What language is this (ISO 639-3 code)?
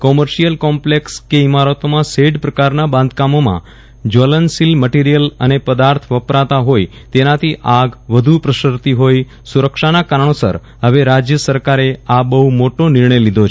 guj